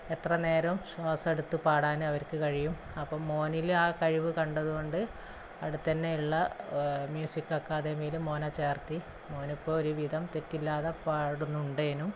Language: Malayalam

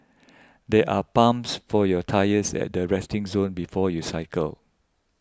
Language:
English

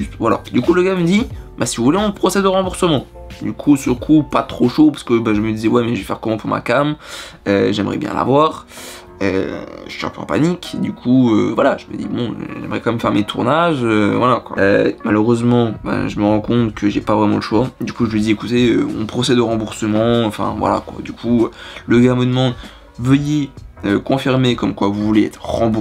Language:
French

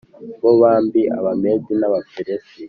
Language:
Kinyarwanda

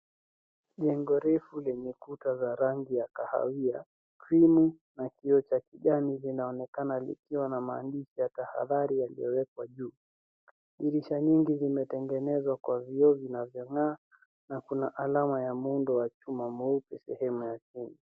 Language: Swahili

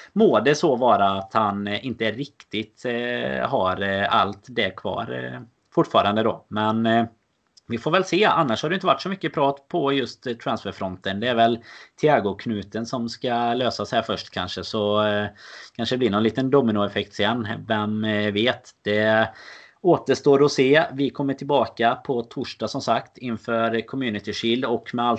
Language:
Swedish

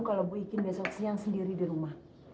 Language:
Indonesian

